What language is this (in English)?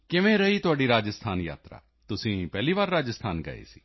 Punjabi